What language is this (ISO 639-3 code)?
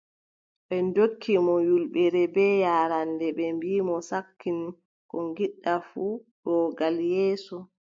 fub